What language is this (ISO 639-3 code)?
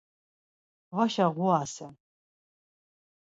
lzz